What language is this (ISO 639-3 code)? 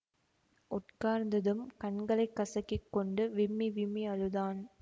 tam